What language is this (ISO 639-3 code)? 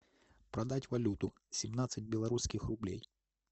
rus